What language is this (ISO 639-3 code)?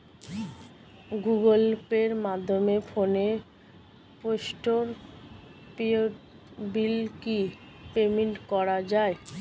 ben